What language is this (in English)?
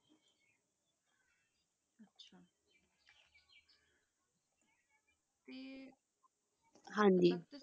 Punjabi